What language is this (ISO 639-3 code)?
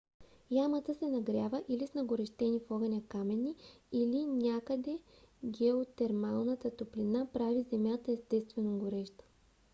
bul